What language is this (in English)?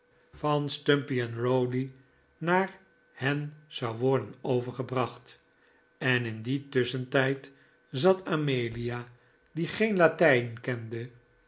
Dutch